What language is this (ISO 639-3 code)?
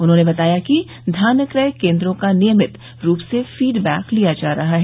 hin